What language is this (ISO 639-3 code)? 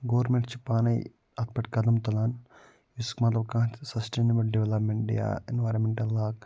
kas